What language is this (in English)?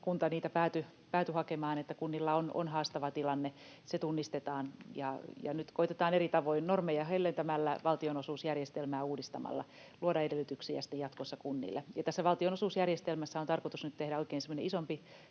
Finnish